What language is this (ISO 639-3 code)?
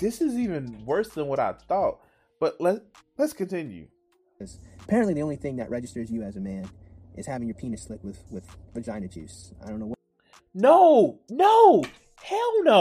eng